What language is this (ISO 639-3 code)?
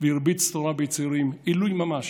heb